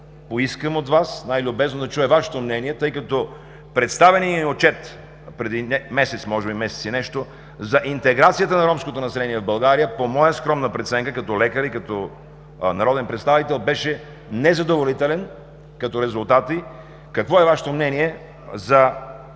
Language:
Bulgarian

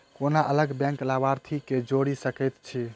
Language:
Maithili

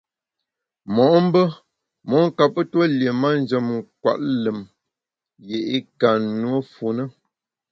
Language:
Bamun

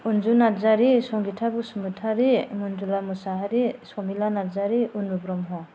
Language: Bodo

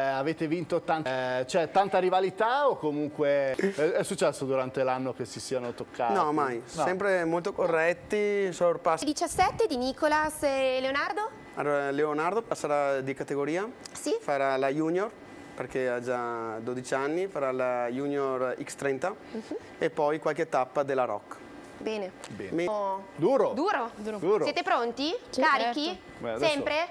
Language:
Italian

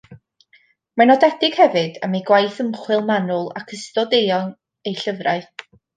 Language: Welsh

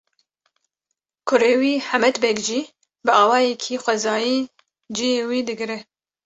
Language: Kurdish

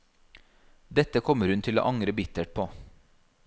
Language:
Norwegian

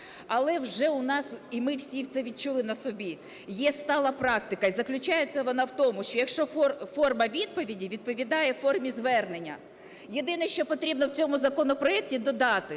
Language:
Ukrainian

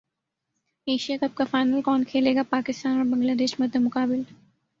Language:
Urdu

